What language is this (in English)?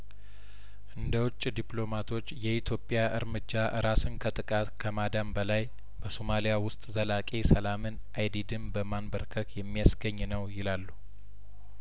Amharic